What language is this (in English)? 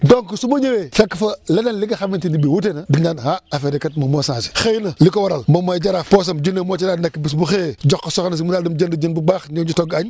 Wolof